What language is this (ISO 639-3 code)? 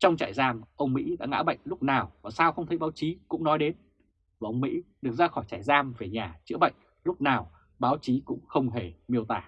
vie